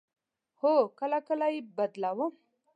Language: Pashto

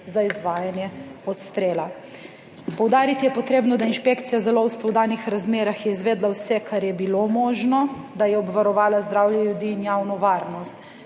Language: Slovenian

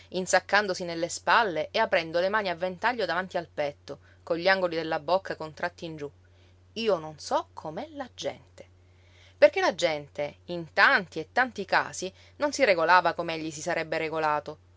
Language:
Italian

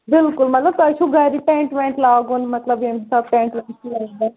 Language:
Kashmiri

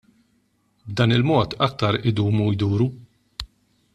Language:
Maltese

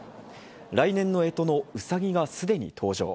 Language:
Japanese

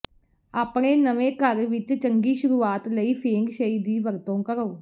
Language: Punjabi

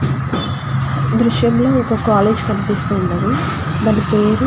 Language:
Telugu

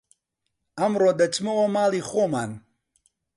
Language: Central Kurdish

